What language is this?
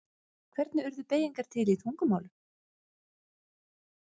Icelandic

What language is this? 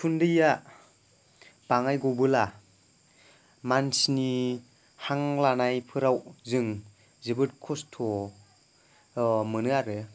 Bodo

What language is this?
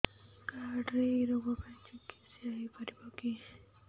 Odia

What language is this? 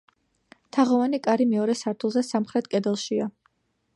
Georgian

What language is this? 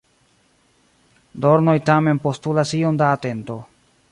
Esperanto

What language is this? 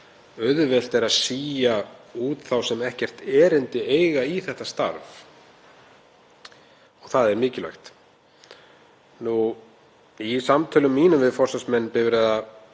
Icelandic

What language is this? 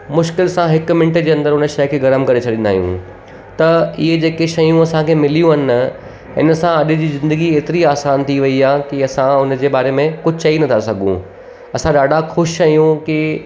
Sindhi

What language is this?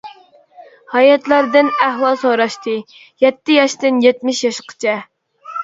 Uyghur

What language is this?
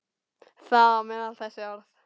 Icelandic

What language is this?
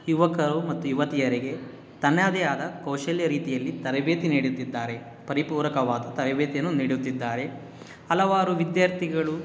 Kannada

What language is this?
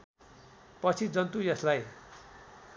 Nepali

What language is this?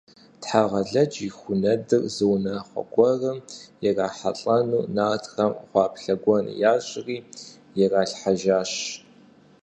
Kabardian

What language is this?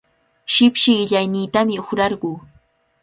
Cajatambo North Lima Quechua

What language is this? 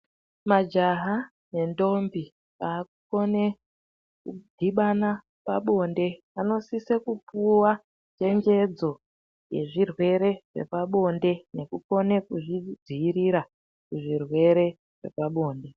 Ndau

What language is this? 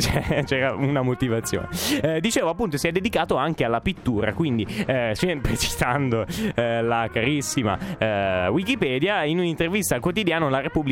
Italian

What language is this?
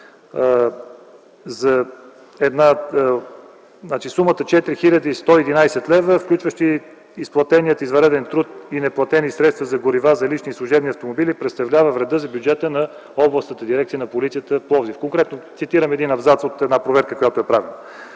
Bulgarian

